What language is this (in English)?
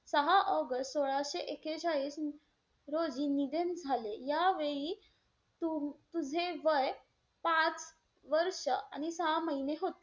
Marathi